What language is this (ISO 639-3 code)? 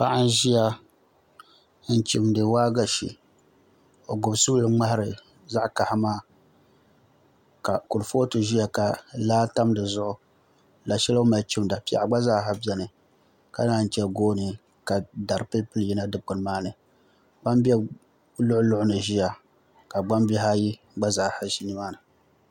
dag